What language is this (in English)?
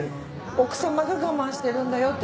Japanese